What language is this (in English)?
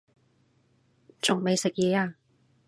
Cantonese